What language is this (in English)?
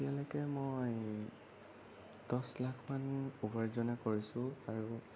Assamese